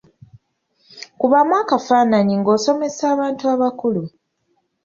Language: Ganda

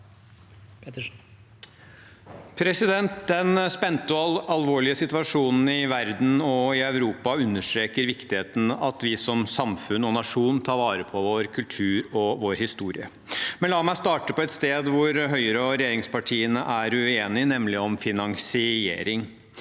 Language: Norwegian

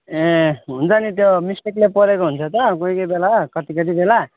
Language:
Nepali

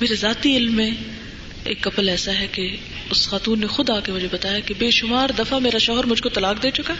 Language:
Urdu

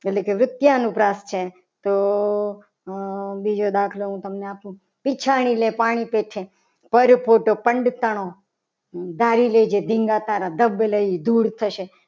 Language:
Gujarati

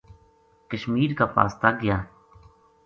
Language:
Gujari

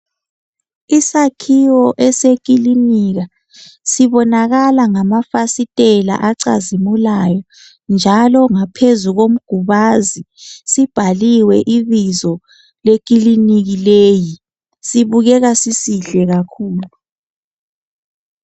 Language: North Ndebele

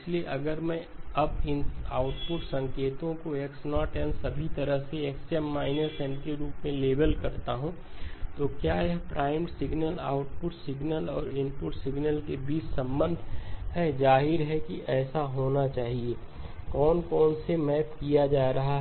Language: Hindi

